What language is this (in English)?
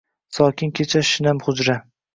Uzbek